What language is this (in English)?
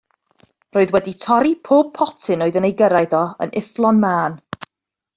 Welsh